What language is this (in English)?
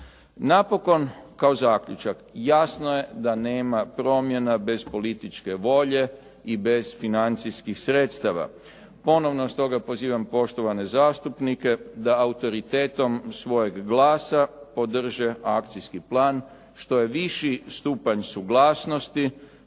Croatian